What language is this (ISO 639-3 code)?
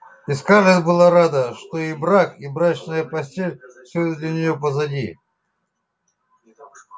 rus